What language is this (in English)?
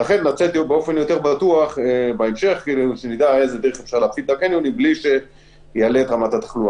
Hebrew